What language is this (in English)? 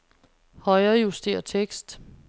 Danish